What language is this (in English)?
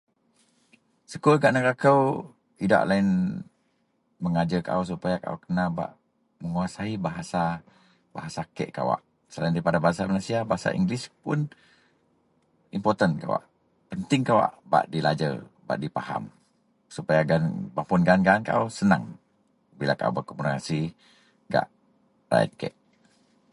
Central Melanau